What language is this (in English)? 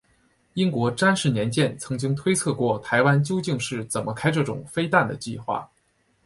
Chinese